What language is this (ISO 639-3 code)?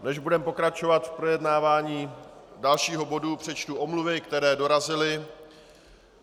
ces